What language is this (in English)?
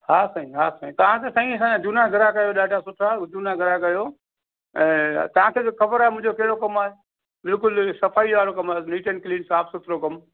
Sindhi